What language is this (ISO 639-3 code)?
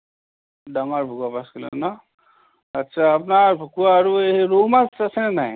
asm